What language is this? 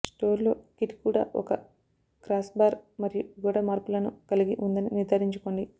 Telugu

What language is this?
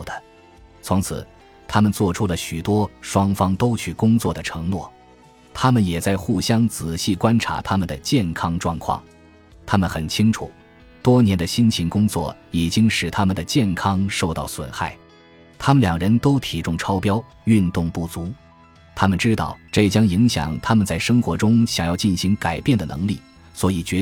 Chinese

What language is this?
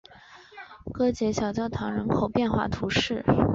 Chinese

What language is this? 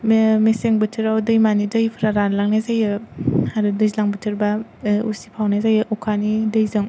Bodo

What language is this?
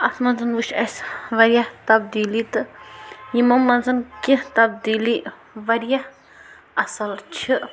Kashmiri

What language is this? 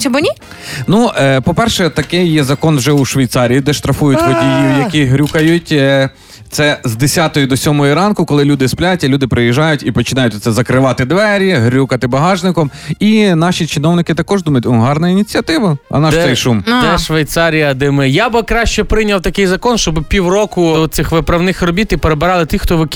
Ukrainian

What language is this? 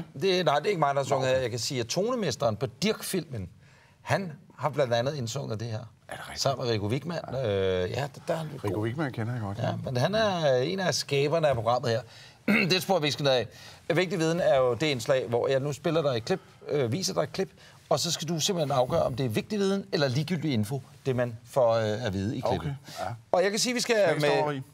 Danish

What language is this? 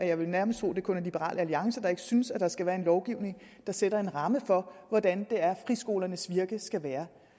Danish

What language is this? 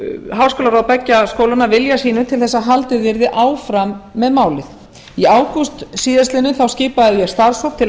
Icelandic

